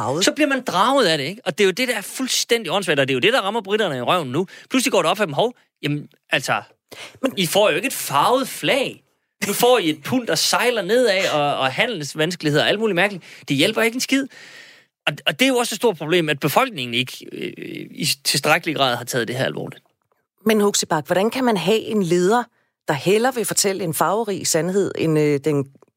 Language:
Danish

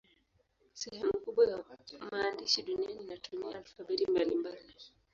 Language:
Swahili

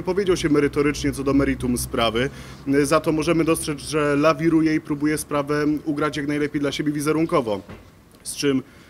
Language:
Polish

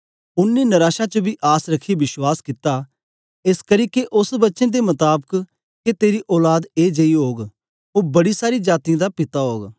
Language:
Dogri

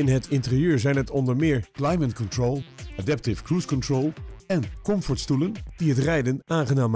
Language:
Dutch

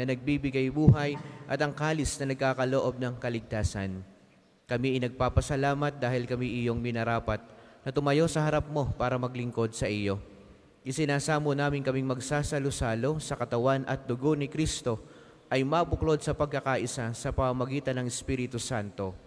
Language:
Filipino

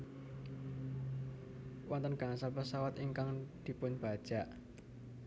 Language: Javanese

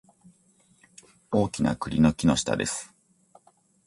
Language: Japanese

